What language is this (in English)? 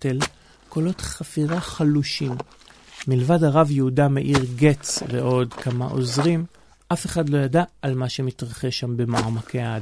Hebrew